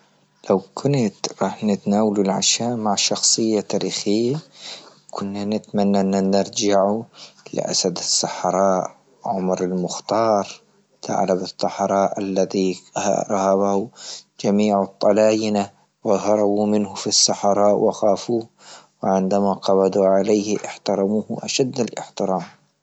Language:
Libyan Arabic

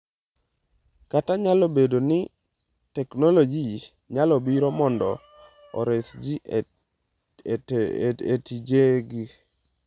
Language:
Luo (Kenya and Tanzania)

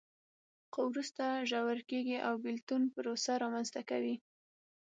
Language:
Pashto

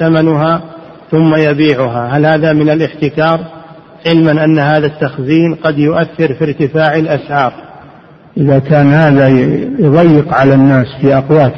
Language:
Arabic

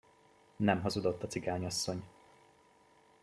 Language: Hungarian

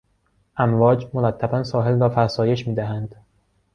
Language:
Persian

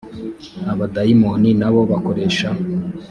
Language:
Kinyarwanda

